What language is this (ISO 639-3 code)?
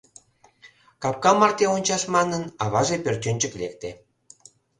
chm